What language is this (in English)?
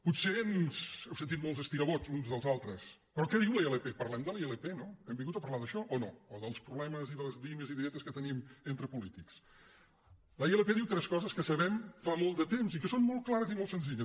Catalan